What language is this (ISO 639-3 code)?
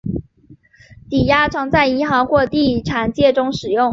zho